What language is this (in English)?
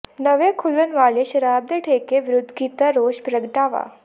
Punjabi